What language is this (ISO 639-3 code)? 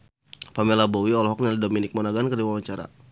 sun